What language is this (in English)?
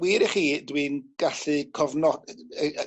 Welsh